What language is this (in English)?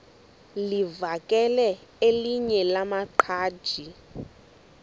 Xhosa